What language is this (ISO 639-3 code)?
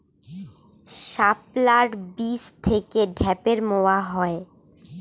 ben